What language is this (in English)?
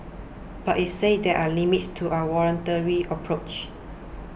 English